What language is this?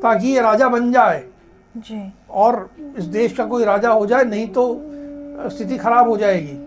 Hindi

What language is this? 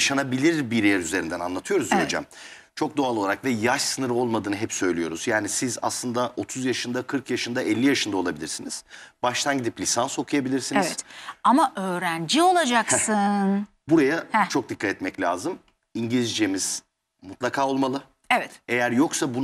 Turkish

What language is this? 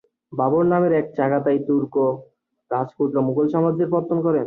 Bangla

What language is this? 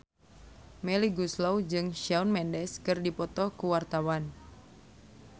Sundanese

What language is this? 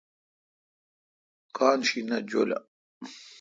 Kalkoti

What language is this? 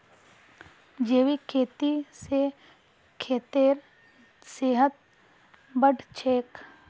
Magahi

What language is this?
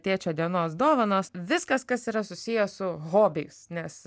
Lithuanian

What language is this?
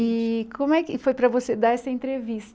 Portuguese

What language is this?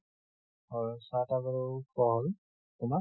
Assamese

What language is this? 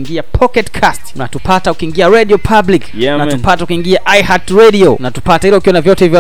Swahili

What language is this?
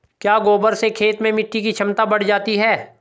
Hindi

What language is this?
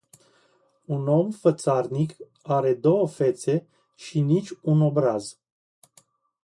Romanian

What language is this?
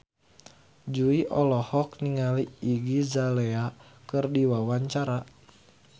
Sundanese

